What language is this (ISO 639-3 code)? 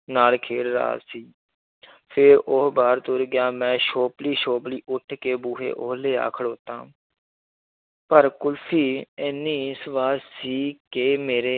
pan